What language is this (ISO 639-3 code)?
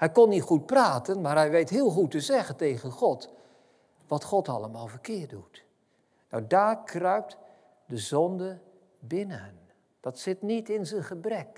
nld